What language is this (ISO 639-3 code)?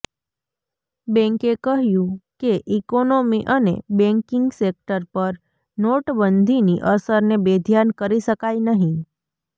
guj